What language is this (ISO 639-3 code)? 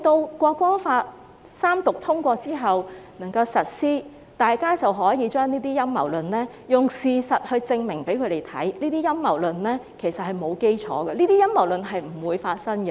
yue